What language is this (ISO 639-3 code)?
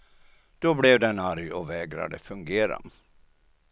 swe